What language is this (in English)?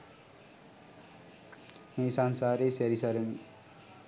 Sinhala